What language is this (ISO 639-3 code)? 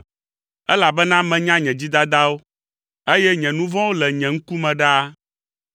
ewe